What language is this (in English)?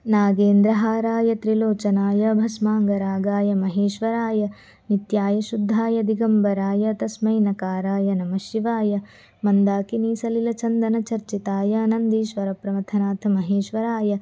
Sanskrit